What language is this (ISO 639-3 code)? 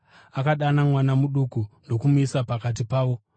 sna